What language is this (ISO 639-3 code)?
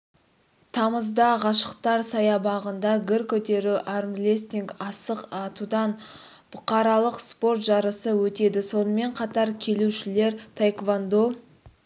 kaz